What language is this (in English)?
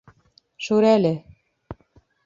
Bashkir